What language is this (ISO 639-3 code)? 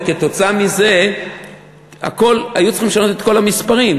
heb